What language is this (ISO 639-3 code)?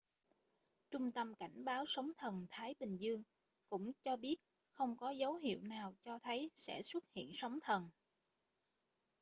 vie